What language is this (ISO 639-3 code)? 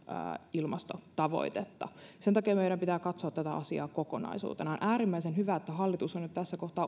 fin